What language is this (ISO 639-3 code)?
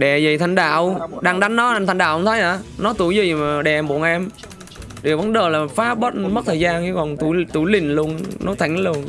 vie